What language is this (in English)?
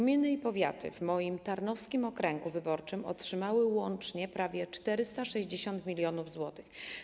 Polish